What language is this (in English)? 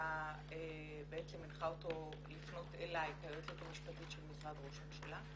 Hebrew